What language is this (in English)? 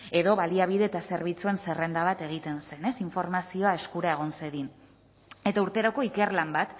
Basque